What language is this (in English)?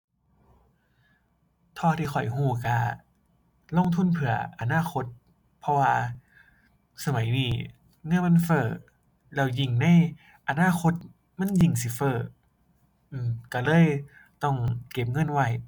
Thai